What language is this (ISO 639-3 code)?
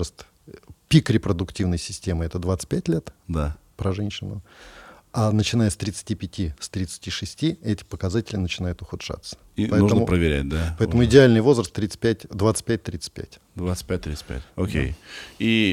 rus